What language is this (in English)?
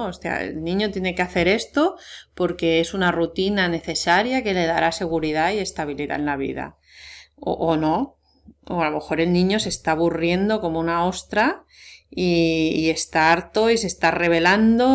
Spanish